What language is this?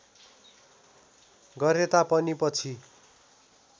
Nepali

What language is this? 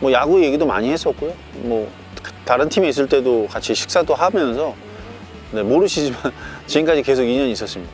Korean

